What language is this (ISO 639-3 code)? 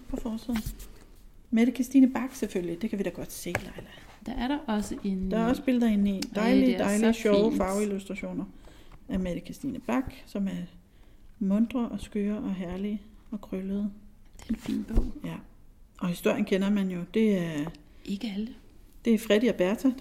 dan